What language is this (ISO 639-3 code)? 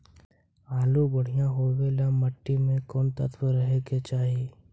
mag